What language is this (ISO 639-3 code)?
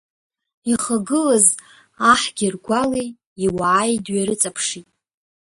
abk